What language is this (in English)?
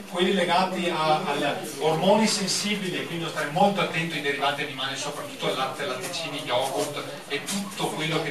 Italian